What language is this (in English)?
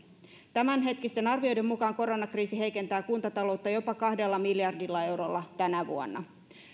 Finnish